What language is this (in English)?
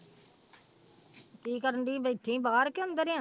Punjabi